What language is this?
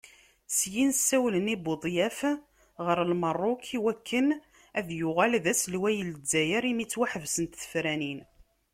Kabyle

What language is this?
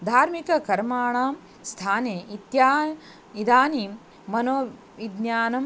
Sanskrit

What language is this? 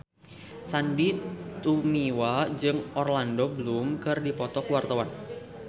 Sundanese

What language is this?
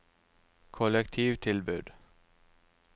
Norwegian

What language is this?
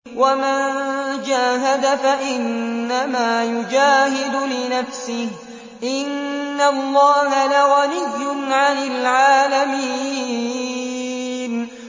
Arabic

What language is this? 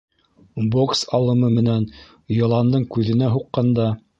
Bashkir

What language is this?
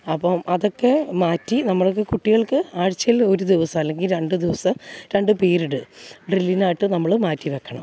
Malayalam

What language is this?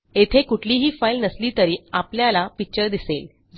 Marathi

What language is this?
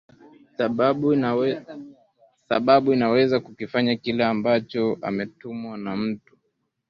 Swahili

